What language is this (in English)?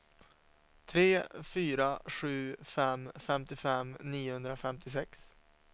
Swedish